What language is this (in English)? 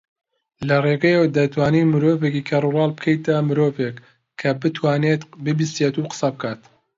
Central Kurdish